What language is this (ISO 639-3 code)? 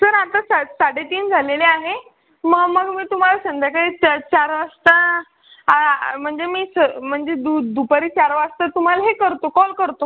mar